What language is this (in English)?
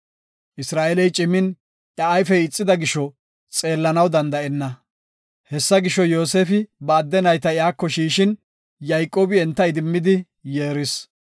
Gofa